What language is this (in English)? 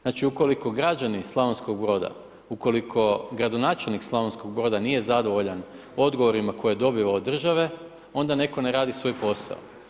Croatian